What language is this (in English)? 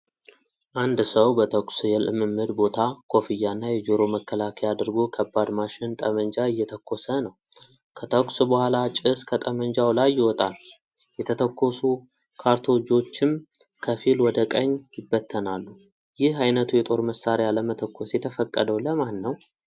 Amharic